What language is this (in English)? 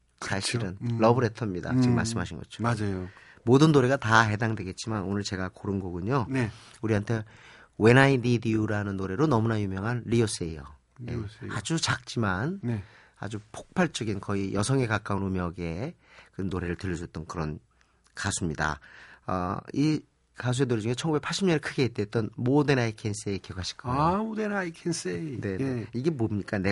Korean